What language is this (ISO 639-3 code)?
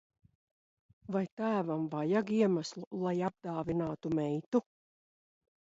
lav